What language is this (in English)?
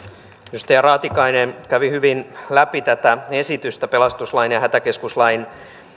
Finnish